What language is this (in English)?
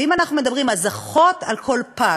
Hebrew